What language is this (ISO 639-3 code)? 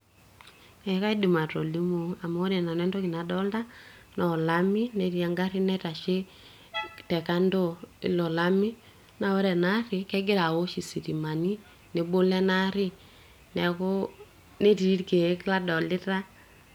mas